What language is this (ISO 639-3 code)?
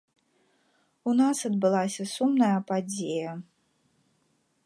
bel